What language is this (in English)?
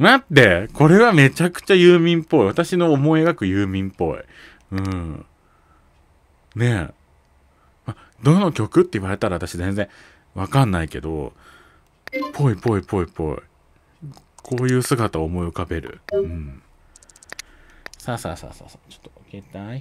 Japanese